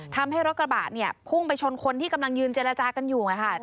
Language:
Thai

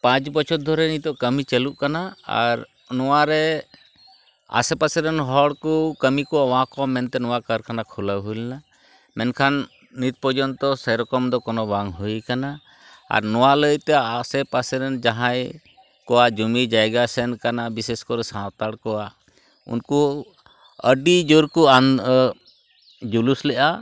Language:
Santali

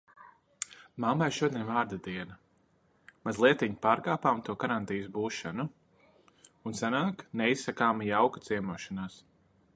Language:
Latvian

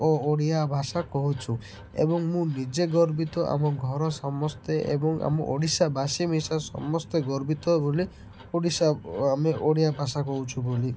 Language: Odia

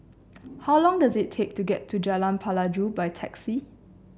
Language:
English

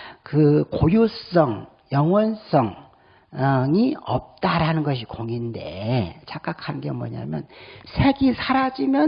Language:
Korean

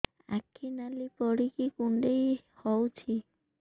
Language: Odia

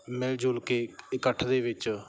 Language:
Punjabi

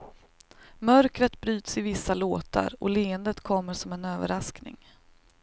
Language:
Swedish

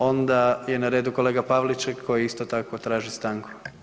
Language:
Croatian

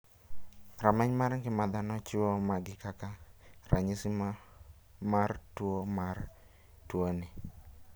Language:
Luo (Kenya and Tanzania)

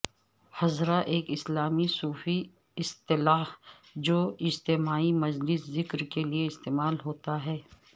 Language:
Urdu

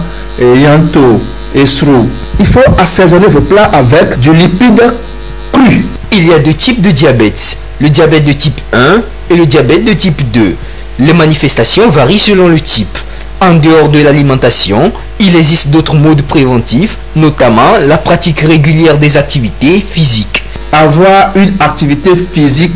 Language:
French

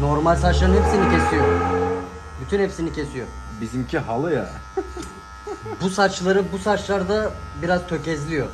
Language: Turkish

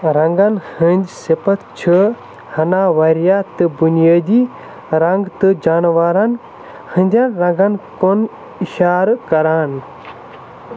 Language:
Kashmiri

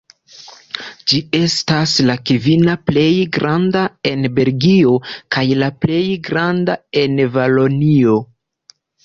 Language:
Esperanto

